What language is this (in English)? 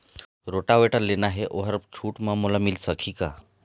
Chhattisgarhi